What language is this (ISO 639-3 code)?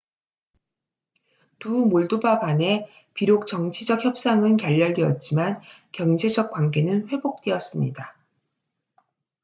kor